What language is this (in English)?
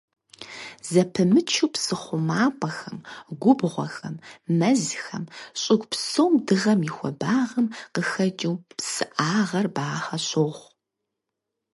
Kabardian